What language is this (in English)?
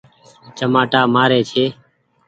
Goaria